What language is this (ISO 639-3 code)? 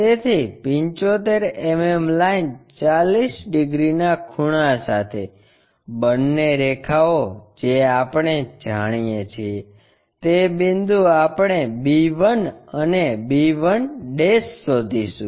guj